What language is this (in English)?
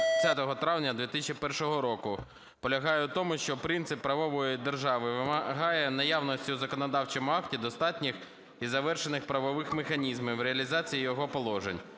Ukrainian